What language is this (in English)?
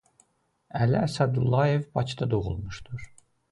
Azerbaijani